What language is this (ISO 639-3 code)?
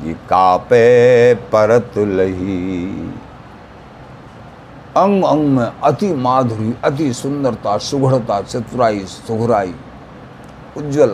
hin